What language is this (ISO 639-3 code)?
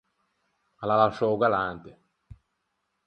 lij